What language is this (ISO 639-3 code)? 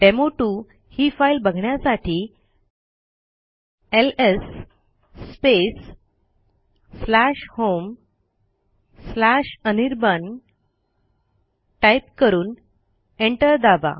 mar